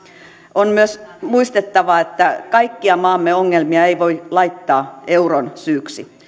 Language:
Finnish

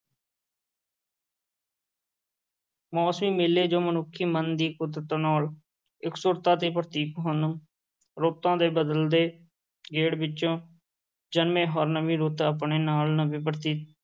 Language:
Punjabi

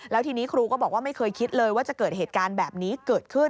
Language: Thai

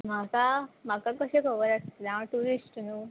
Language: Konkani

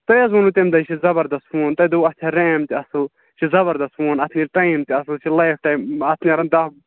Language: Kashmiri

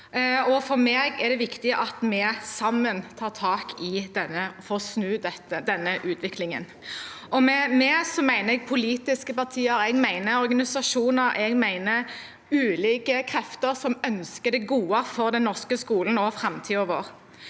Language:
Norwegian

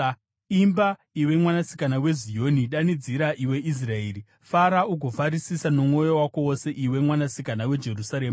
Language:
Shona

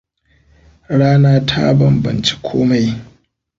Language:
Hausa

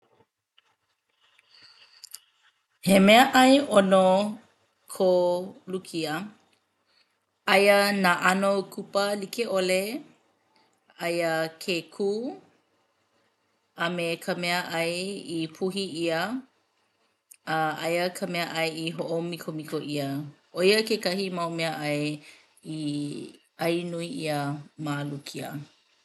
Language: Hawaiian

